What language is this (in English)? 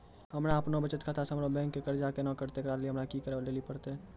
Maithili